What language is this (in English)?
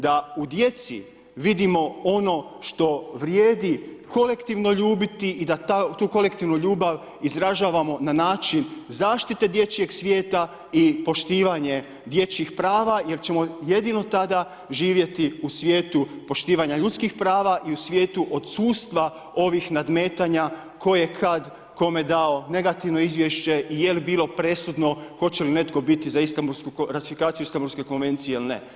Croatian